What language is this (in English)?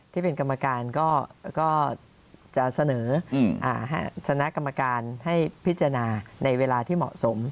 Thai